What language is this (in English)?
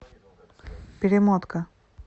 Russian